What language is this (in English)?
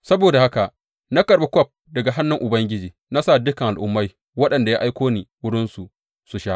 Hausa